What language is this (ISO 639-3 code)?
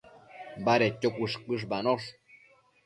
mcf